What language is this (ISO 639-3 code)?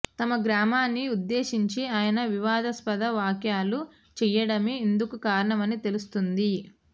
tel